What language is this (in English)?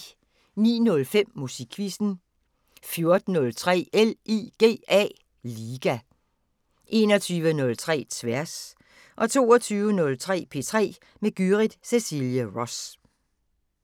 Danish